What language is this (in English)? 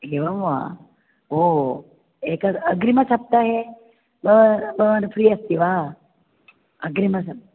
Sanskrit